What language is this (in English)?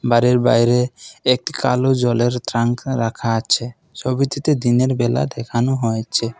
Bangla